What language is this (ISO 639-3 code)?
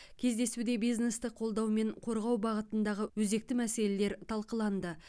kaz